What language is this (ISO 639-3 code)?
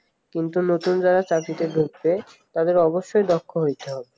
ben